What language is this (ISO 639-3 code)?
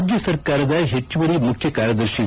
kan